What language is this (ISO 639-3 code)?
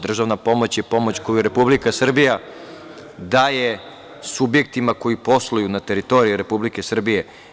srp